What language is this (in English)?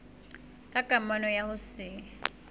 Southern Sotho